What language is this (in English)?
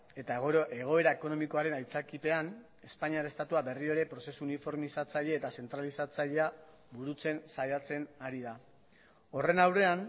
Basque